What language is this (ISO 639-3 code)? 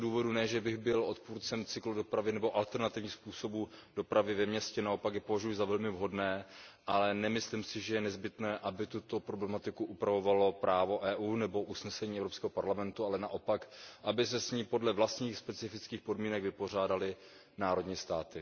ces